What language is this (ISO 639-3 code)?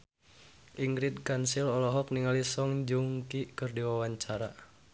sun